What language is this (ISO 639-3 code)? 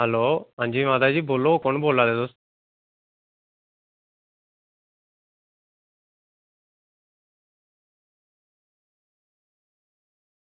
doi